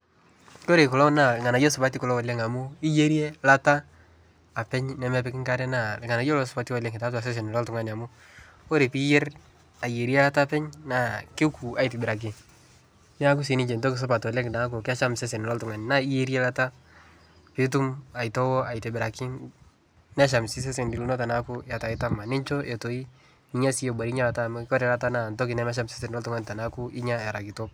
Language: Masai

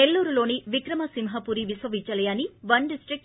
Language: Telugu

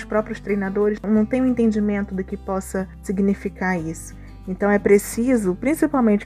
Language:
Portuguese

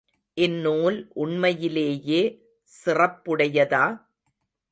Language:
Tamil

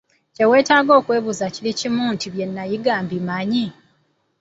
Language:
Ganda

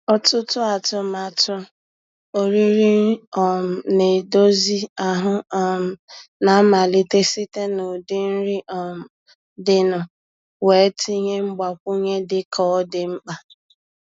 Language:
Igbo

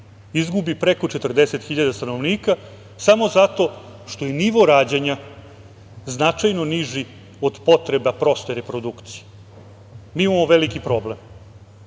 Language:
Serbian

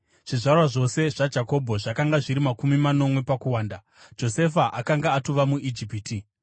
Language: Shona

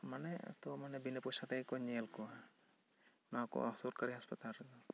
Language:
Santali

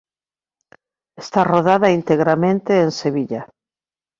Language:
Galician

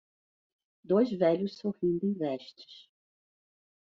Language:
Portuguese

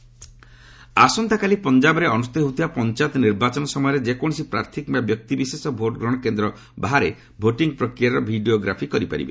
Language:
Odia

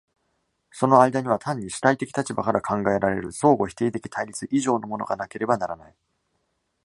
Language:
Japanese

